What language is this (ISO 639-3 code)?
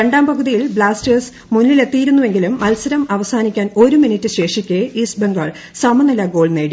mal